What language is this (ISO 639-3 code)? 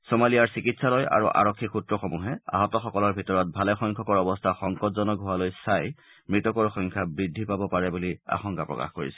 asm